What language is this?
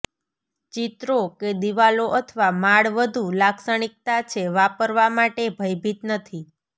Gujarati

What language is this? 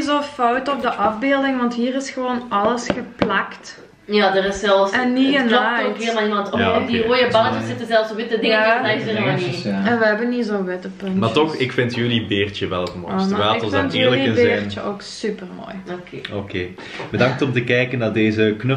Dutch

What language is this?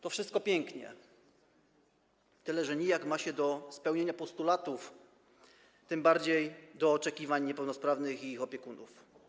Polish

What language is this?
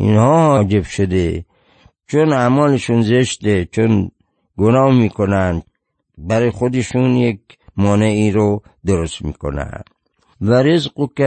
Persian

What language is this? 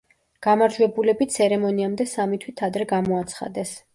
Georgian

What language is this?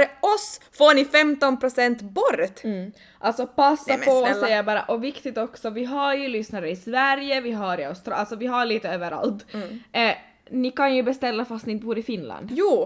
Swedish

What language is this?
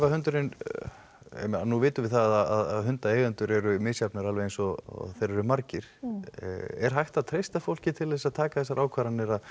Icelandic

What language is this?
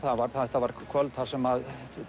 Icelandic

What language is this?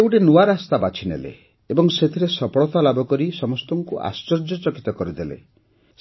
Odia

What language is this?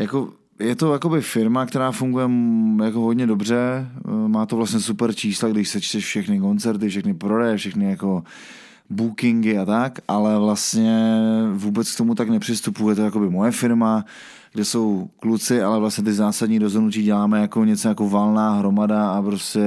Czech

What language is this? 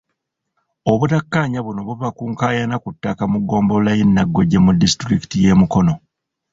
Ganda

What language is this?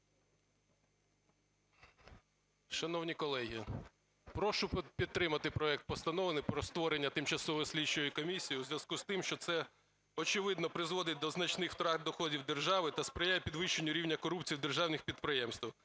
Ukrainian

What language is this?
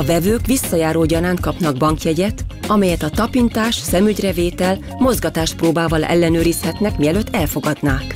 Hungarian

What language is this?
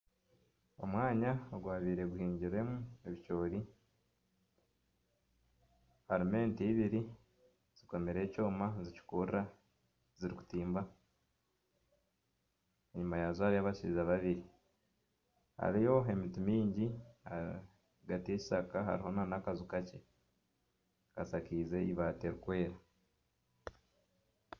Nyankole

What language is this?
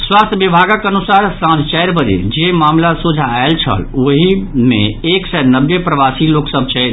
Maithili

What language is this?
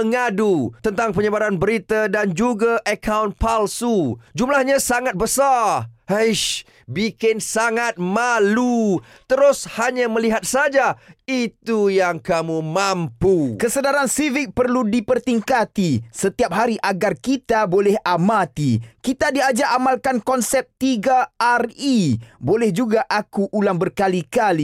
Malay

